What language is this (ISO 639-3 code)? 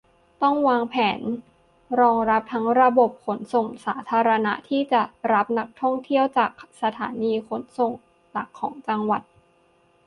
tha